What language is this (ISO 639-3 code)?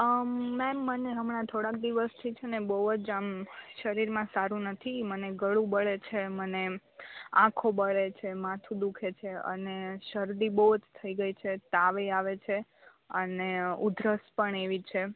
guj